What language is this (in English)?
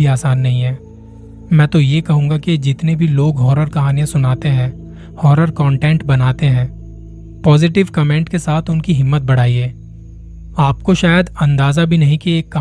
Hindi